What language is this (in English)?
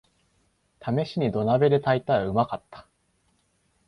Japanese